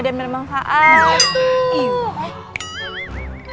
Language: Indonesian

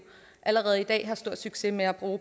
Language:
Danish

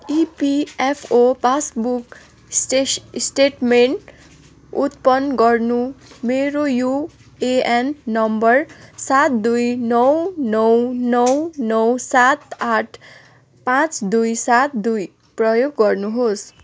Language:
Nepali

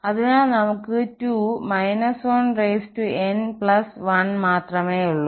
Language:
Malayalam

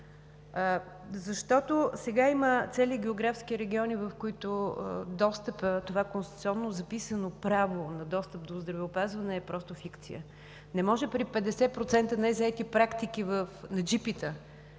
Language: Bulgarian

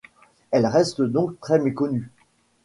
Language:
French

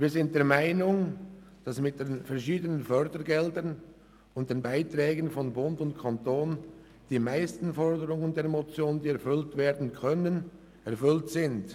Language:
Swiss German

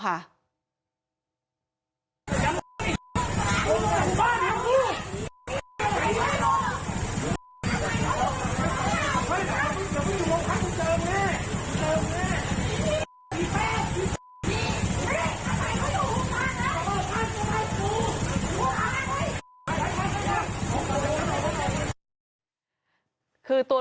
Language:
Thai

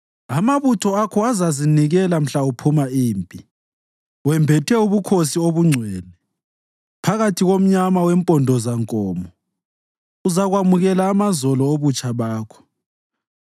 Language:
North Ndebele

